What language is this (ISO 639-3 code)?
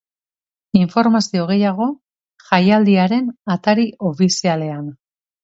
eus